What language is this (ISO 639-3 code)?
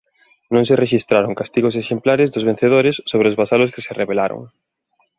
glg